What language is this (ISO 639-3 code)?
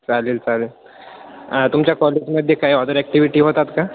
mar